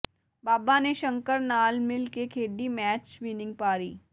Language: Punjabi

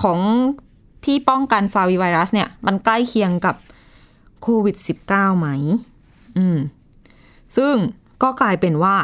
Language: Thai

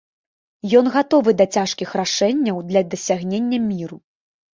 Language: Belarusian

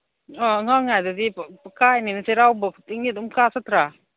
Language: Manipuri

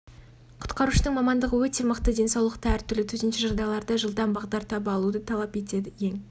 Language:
Kazakh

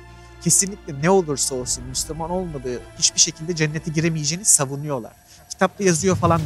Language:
Turkish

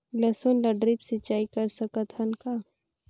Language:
Chhattisgarhi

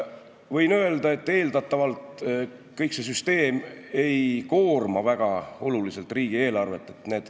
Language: Estonian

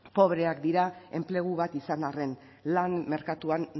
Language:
Basque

